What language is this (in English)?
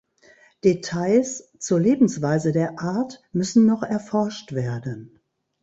German